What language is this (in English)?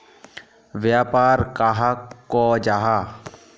Magahi